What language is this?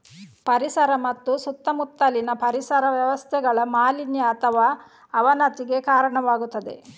Kannada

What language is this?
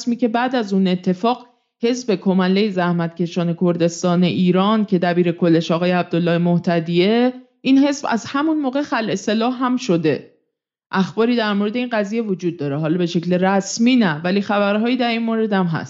Persian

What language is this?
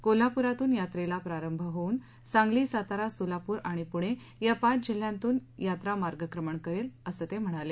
Marathi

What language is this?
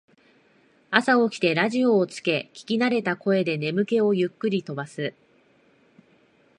Japanese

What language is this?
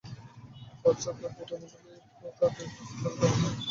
Bangla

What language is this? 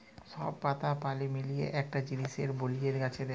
Bangla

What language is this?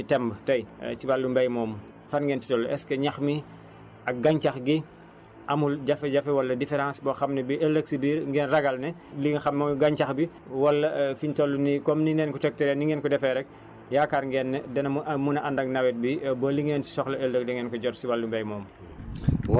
Wolof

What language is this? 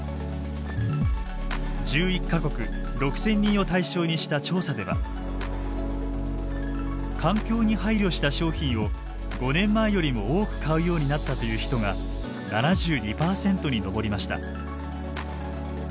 Japanese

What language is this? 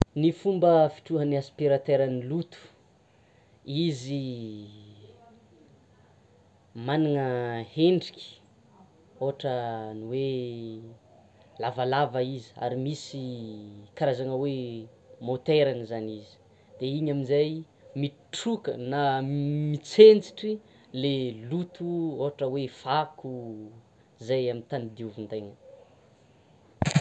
Tsimihety Malagasy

